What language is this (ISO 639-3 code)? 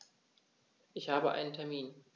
deu